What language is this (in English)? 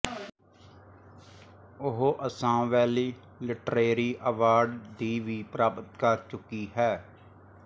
Punjabi